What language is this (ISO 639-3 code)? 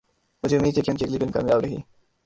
urd